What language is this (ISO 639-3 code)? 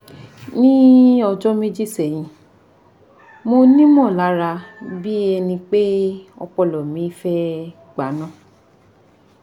yor